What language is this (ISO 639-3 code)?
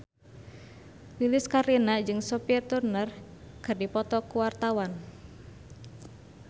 sun